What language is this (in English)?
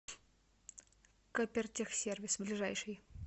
Russian